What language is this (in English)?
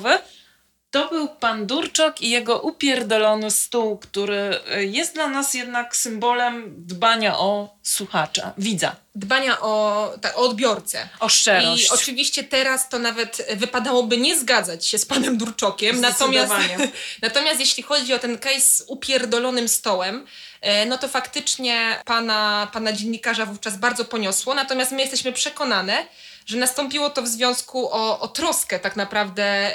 Polish